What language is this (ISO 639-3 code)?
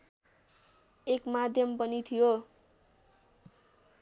nep